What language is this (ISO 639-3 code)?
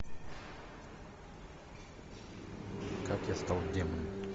rus